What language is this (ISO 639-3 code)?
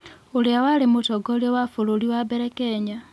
kik